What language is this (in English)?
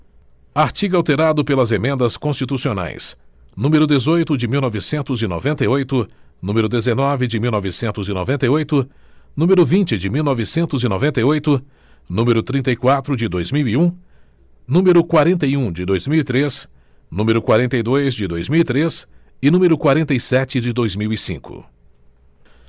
Portuguese